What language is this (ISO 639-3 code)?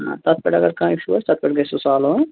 kas